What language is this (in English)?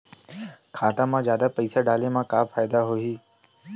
Chhattisgarhi